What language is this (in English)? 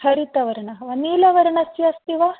Sanskrit